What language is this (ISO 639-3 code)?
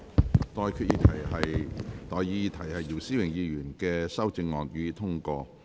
yue